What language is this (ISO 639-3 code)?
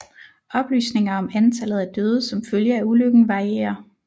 dan